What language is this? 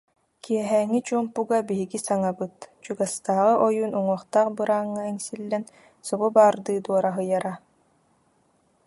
Yakut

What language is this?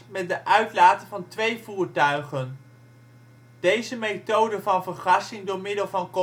Dutch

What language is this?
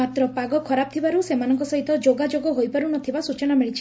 Odia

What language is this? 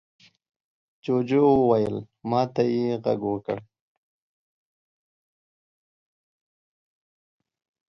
Pashto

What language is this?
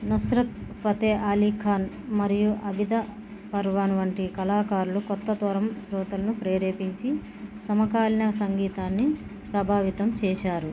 Telugu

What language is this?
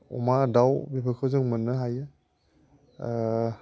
Bodo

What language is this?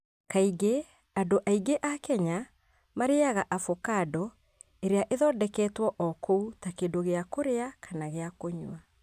Kikuyu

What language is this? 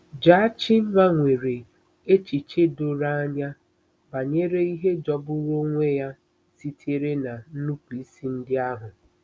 Igbo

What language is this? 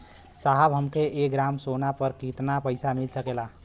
Bhojpuri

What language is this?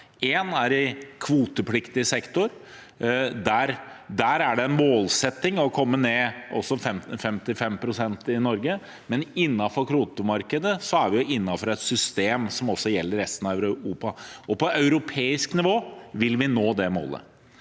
Norwegian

